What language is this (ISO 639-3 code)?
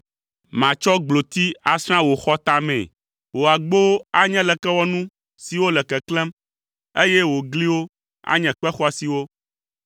ewe